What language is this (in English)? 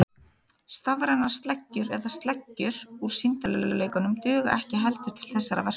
Icelandic